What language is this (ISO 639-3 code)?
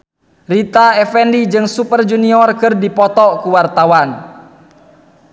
sun